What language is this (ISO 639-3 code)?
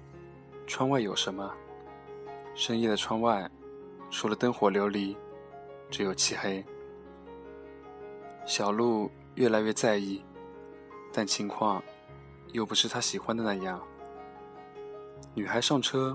zho